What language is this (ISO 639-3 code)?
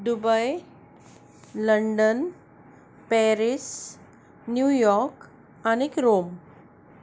kok